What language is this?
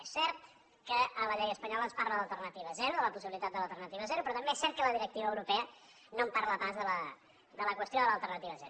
Catalan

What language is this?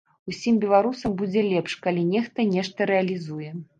Belarusian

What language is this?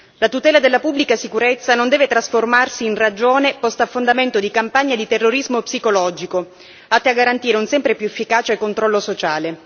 Italian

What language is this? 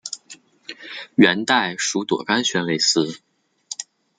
Chinese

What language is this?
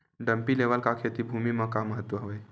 Chhattisgarhi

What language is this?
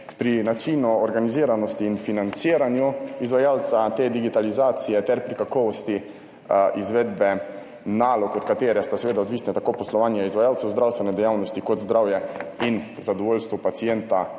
Slovenian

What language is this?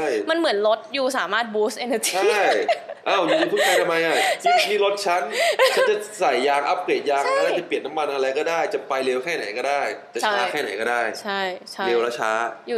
Thai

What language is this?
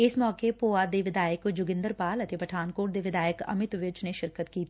Punjabi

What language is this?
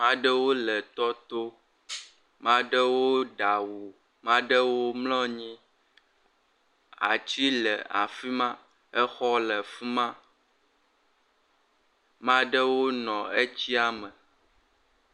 Ewe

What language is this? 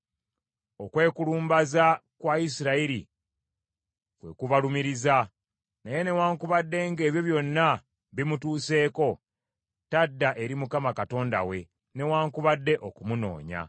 Ganda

